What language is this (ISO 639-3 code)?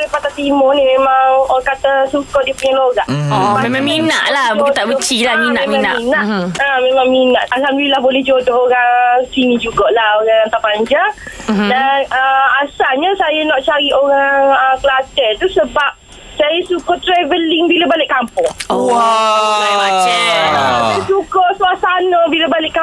msa